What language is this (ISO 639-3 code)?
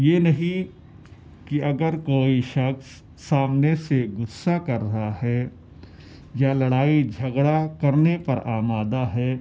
urd